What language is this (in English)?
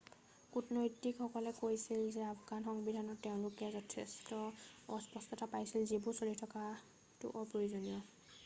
Assamese